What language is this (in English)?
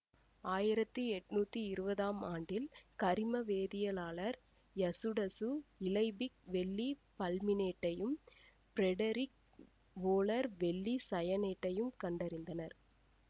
Tamil